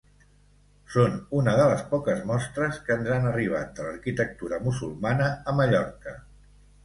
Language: Catalan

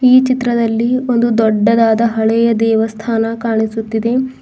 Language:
Kannada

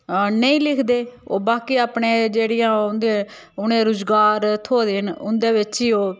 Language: Dogri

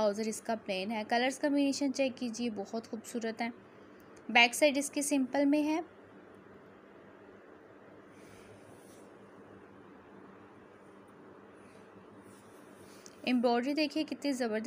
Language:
Hindi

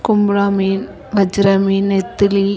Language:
Tamil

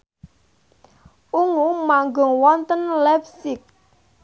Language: Javanese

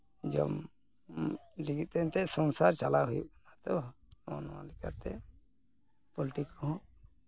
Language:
Santali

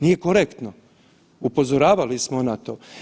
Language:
Croatian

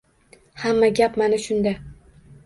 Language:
Uzbek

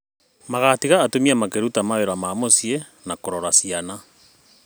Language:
Kikuyu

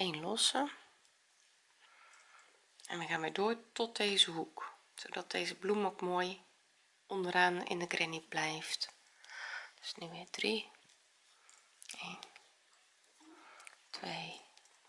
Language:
Dutch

